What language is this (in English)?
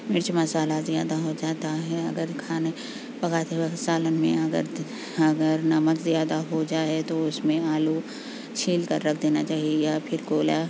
Urdu